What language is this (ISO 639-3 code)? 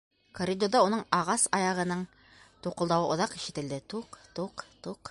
bak